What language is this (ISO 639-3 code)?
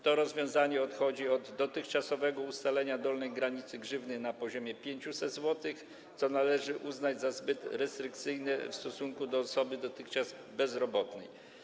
pol